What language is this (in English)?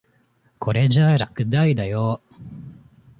Japanese